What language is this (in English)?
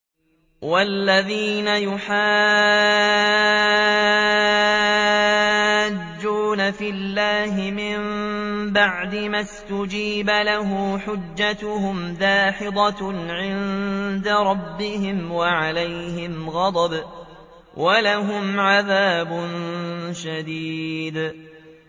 Arabic